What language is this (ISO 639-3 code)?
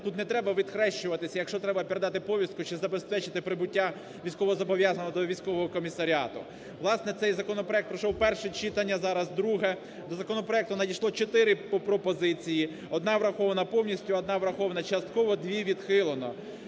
ukr